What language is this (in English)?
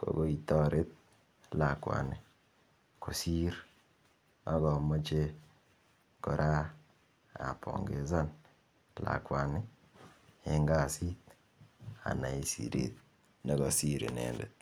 Kalenjin